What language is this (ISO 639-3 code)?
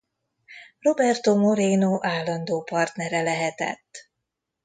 hun